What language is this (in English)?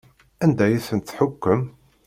Kabyle